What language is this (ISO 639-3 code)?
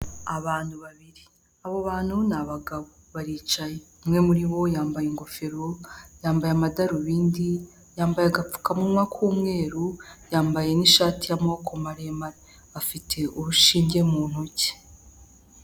kin